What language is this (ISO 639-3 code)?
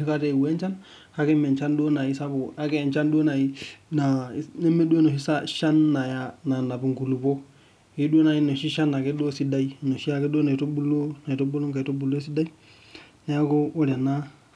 mas